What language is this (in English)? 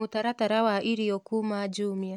Kikuyu